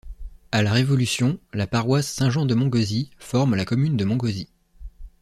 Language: French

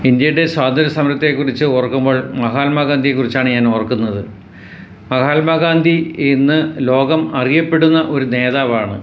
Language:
Malayalam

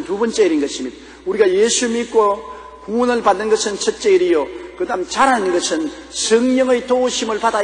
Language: Korean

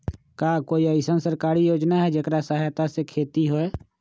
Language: Magahi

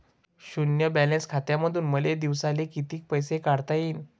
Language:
Marathi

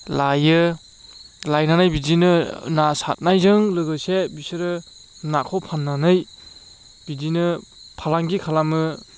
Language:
Bodo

